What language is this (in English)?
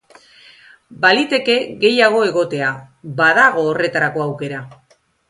Basque